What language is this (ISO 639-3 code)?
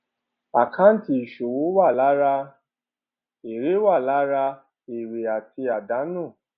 yor